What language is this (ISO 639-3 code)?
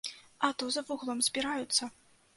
bel